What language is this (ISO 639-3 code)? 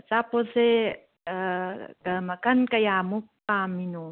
mni